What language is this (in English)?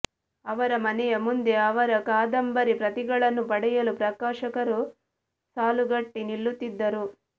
Kannada